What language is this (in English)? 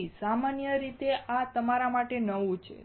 Gujarati